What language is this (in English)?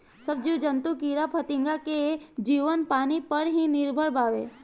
Bhojpuri